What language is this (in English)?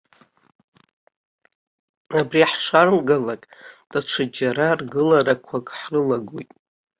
Abkhazian